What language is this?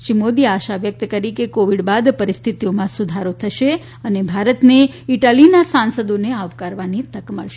Gujarati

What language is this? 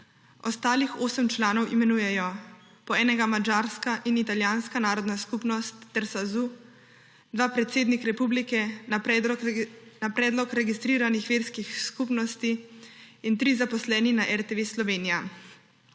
Slovenian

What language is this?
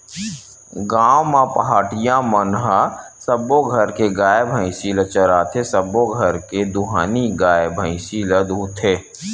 Chhattisgarhi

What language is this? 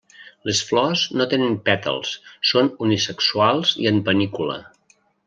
Catalan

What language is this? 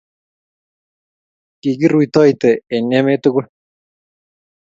Kalenjin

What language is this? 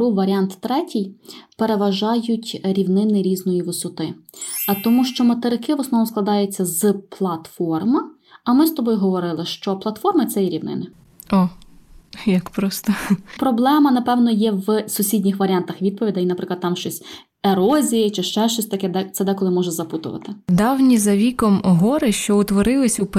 Ukrainian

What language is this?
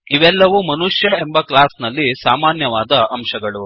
Kannada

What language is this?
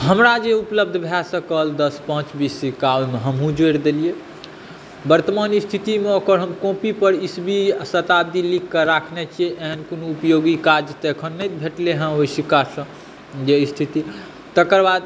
Maithili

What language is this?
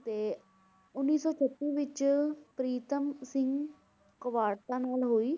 Punjabi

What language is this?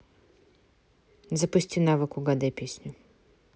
Russian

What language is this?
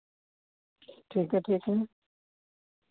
Dogri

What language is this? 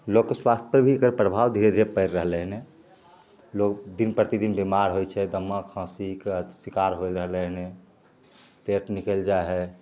Maithili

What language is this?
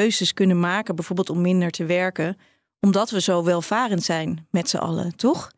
Dutch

